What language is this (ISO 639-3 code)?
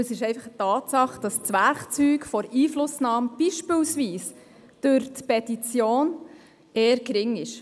gsw